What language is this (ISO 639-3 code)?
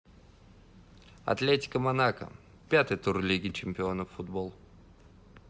rus